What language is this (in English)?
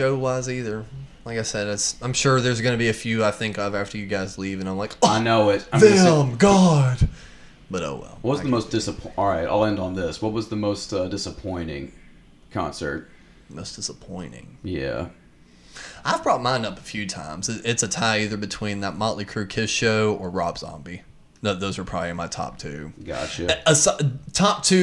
English